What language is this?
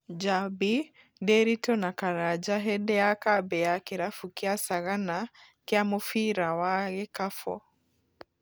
Kikuyu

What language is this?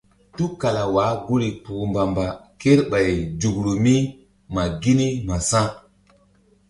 Mbum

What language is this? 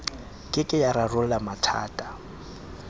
Southern Sotho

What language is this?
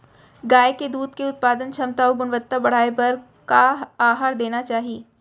Chhattisgarhi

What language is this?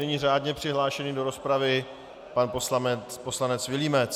Czech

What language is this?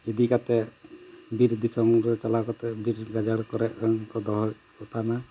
Santali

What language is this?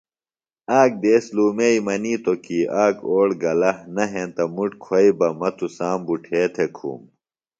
Phalura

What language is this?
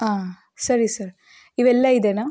Kannada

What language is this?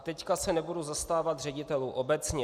Czech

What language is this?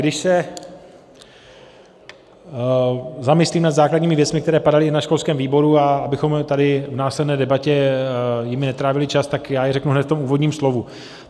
Czech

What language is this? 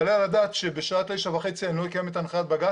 Hebrew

